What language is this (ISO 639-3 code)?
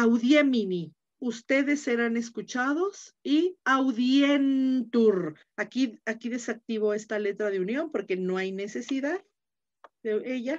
spa